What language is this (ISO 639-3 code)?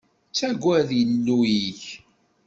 kab